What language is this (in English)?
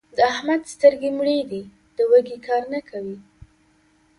Pashto